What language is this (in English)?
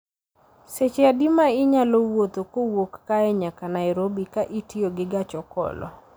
Luo (Kenya and Tanzania)